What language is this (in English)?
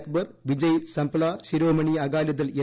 Malayalam